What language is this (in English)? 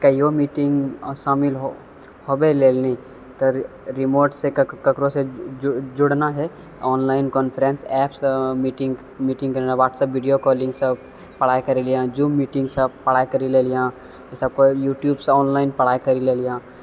Maithili